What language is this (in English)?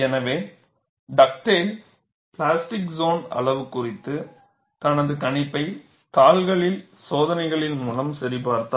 Tamil